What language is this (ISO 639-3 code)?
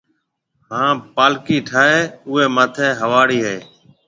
mve